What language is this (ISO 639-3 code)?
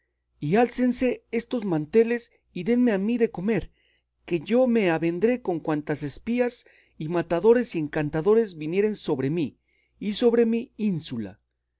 spa